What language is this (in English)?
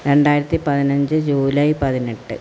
Malayalam